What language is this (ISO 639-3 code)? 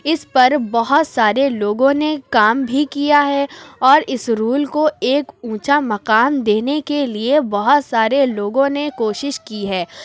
urd